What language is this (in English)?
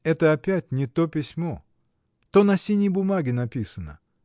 Russian